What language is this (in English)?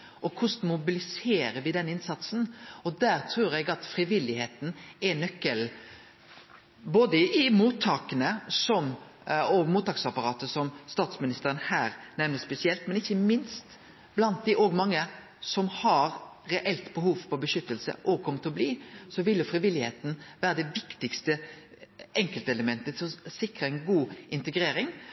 Norwegian Nynorsk